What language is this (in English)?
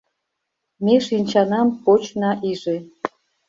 Mari